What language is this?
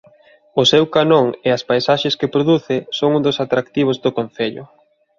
Galician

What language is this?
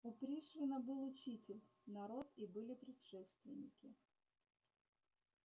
Russian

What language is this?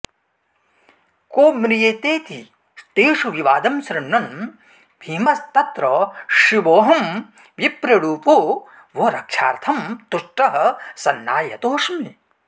Sanskrit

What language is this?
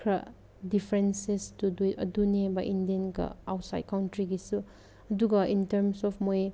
Manipuri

